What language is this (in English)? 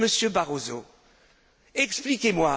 French